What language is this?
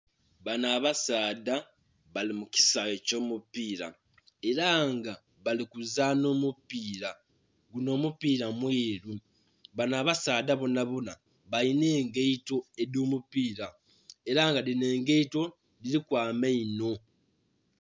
Soga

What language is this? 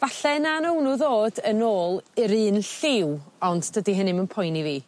Welsh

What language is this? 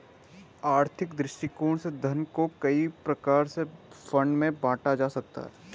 Hindi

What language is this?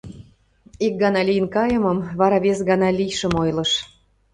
Mari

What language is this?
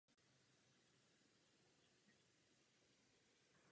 Czech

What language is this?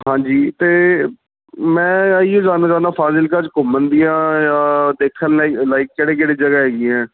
Punjabi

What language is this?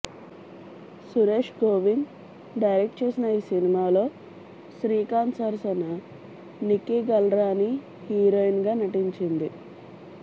Telugu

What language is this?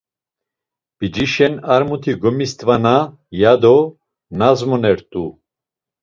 Laz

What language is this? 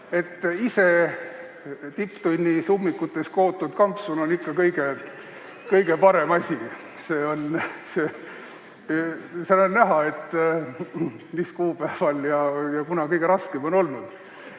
Estonian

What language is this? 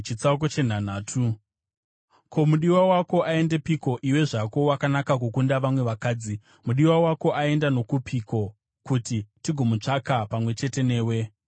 Shona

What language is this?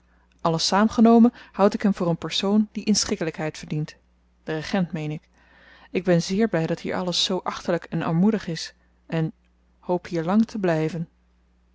Dutch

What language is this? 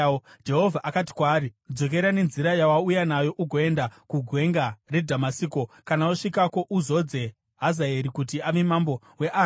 Shona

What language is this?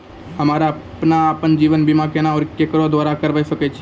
Maithili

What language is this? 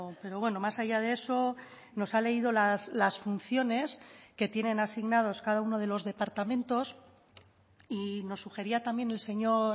Spanish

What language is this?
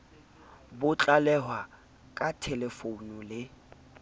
Southern Sotho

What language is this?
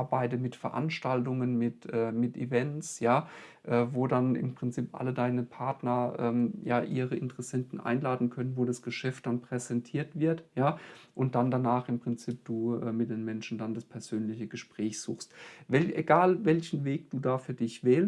German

